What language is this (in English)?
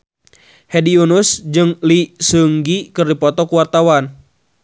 Sundanese